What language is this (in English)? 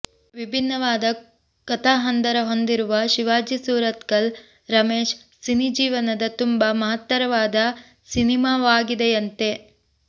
Kannada